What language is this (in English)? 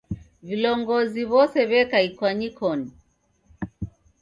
Taita